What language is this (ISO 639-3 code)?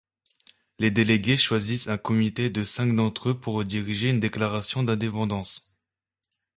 fra